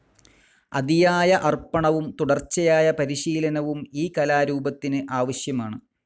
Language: Malayalam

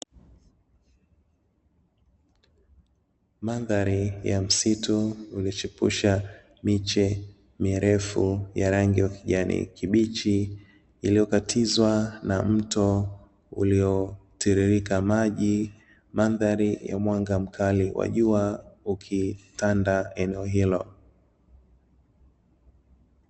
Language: Swahili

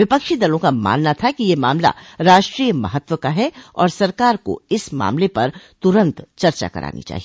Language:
Hindi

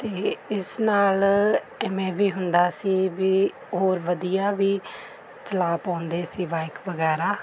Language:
Punjabi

